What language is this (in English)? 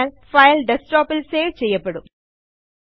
Malayalam